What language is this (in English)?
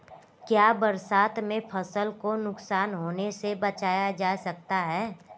Hindi